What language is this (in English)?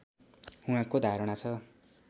Nepali